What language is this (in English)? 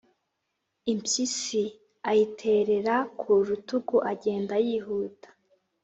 Kinyarwanda